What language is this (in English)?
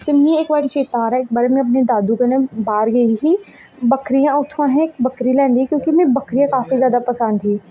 Dogri